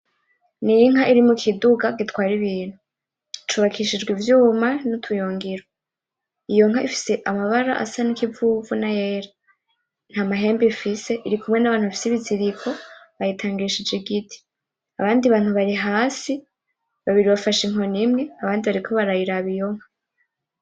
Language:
Rundi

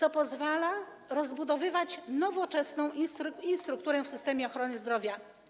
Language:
Polish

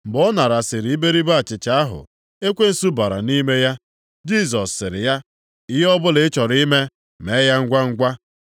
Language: Igbo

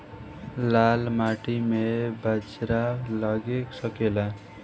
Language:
Bhojpuri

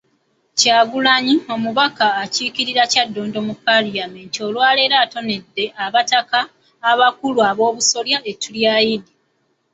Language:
Ganda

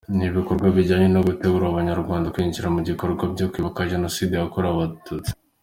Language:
Kinyarwanda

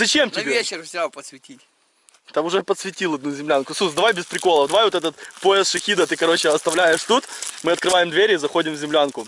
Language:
Russian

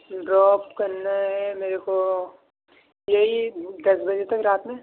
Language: Urdu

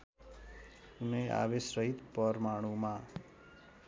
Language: Nepali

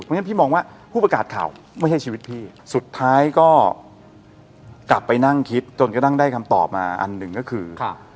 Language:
Thai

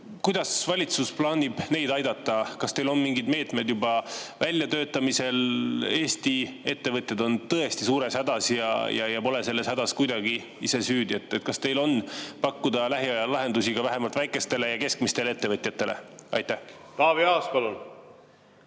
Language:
Estonian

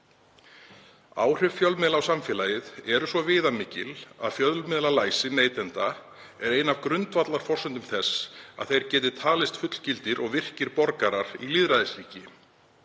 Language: Icelandic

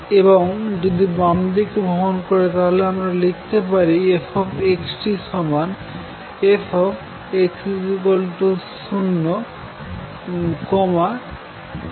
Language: Bangla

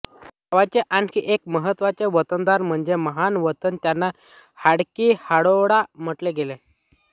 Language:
Marathi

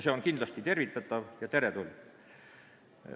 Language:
Estonian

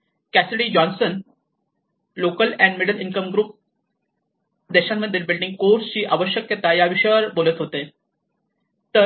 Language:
Marathi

